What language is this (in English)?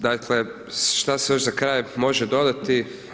Croatian